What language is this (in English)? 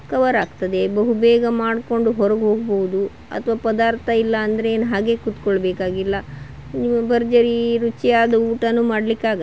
Kannada